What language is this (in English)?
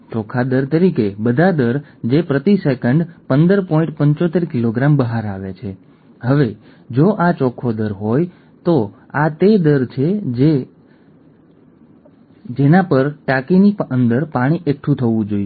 Gujarati